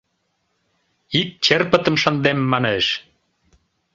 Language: Mari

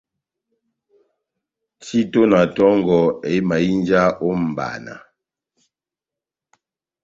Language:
Batanga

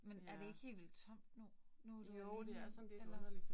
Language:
Danish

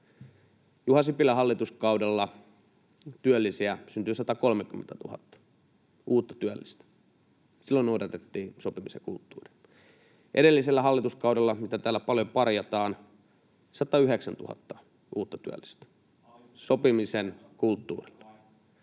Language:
Finnish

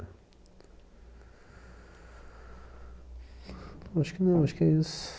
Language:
Portuguese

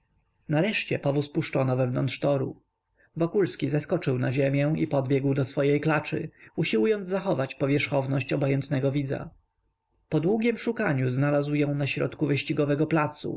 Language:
Polish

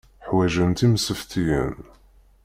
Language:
Kabyle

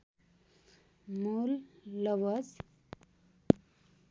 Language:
Nepali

